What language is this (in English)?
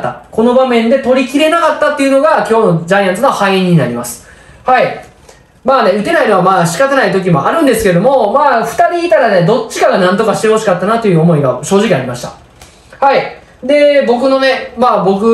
Japanese